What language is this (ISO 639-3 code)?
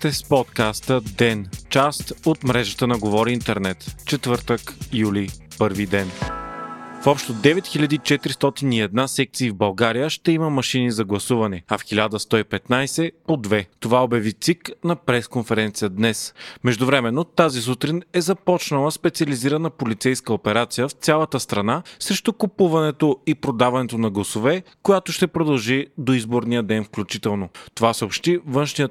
bul